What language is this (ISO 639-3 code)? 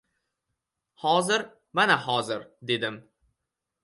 uzb